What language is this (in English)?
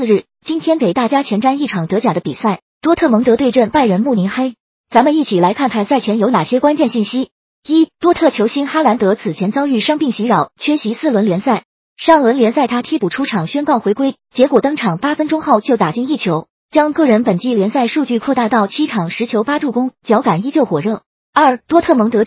Chinese